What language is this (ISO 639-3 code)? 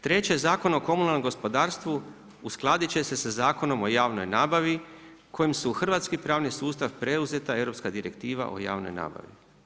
hrv